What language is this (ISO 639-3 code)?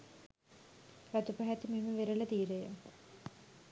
sin